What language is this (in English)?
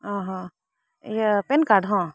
Santali